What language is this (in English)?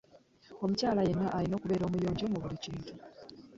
Ganda